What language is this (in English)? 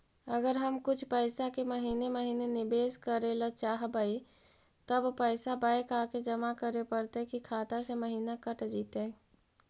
Magahi